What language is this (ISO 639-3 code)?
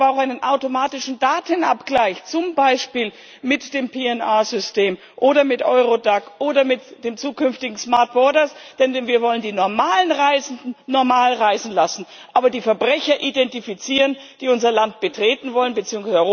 deu